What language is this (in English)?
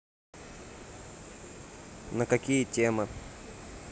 Russian